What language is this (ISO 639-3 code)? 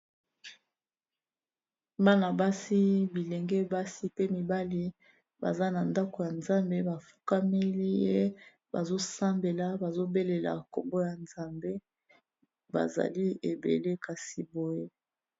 lin